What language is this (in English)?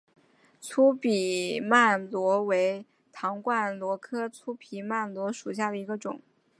Chinese